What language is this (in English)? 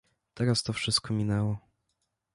Polish